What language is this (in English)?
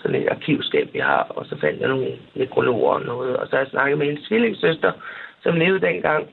Danish